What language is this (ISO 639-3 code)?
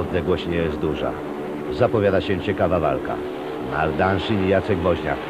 pol